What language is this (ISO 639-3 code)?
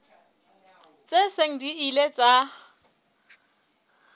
sot